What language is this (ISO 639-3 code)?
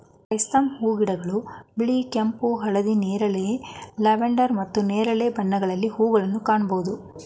kan